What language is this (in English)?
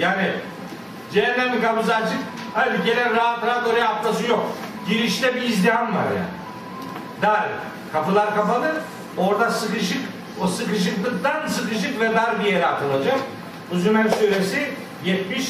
Turkish